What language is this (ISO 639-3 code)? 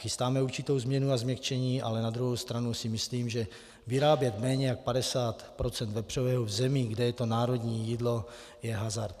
ces